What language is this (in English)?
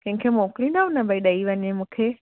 Sindhi